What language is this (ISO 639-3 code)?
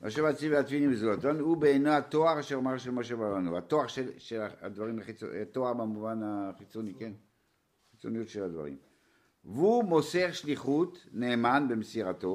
heb